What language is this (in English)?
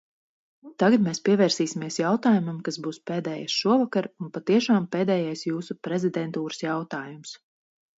Latvian